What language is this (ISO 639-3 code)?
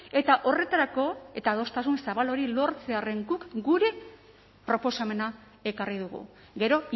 eus